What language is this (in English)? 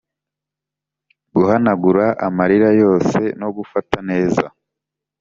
Kinyarwanda